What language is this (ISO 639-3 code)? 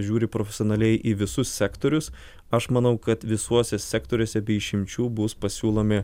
lit